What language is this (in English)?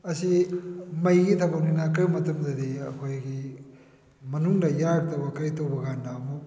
Manipuri